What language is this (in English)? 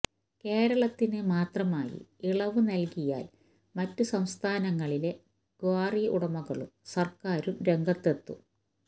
Malayalam